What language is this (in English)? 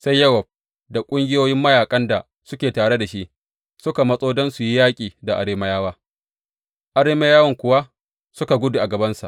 Hausa